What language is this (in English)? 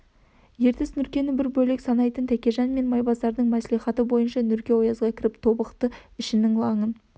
Kazakh